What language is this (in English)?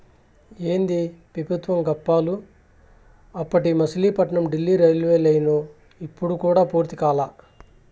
Telugu